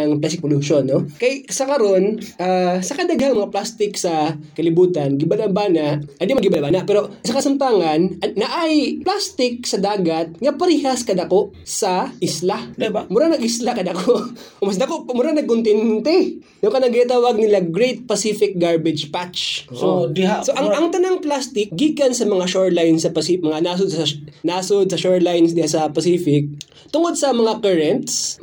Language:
Filipino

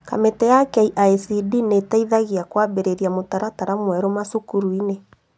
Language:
Kikuyu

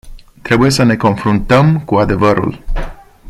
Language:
Romanian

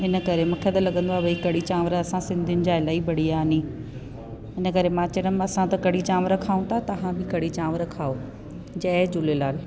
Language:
Sindhi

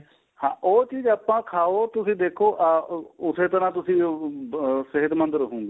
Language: Punjabi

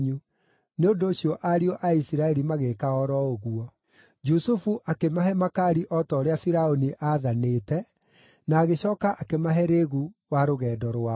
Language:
Kikuyu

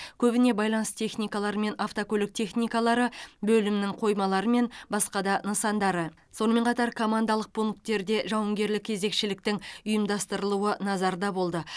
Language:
Kazakh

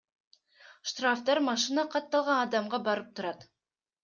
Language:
Kyrgyz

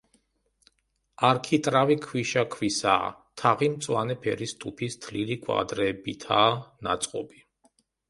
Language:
Georgian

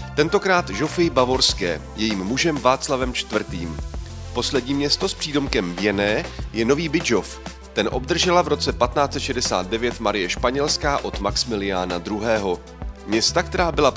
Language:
Czech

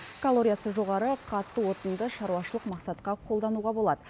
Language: Kazakh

